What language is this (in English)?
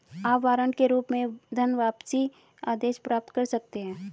Hindi